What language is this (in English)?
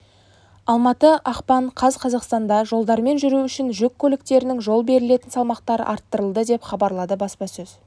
Kazakh